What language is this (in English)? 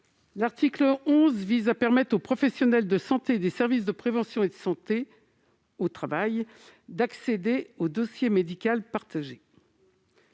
French